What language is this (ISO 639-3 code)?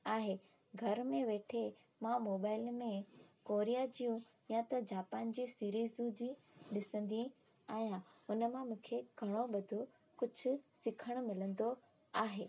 snd